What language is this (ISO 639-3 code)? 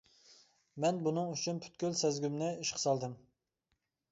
uig